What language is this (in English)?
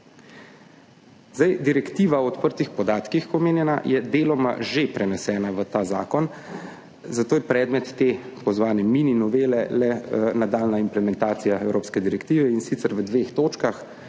Slovenian